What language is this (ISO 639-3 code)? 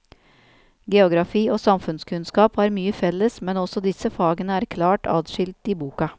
nor